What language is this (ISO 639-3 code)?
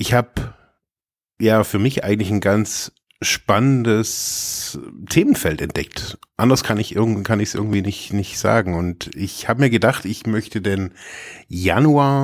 deu